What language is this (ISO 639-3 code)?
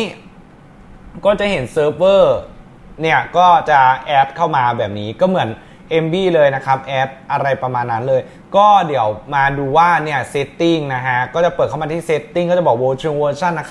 tha